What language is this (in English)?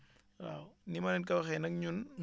Wolof